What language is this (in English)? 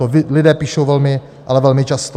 Czech